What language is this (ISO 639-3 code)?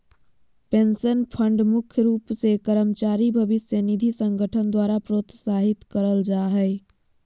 mag